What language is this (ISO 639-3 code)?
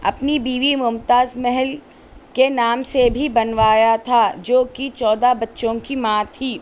urd